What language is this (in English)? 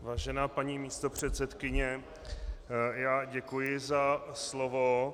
Czech